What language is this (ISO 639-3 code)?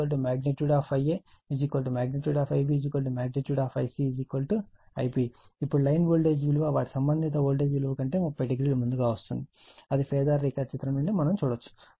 tel